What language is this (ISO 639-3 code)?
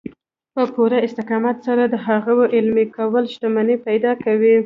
pus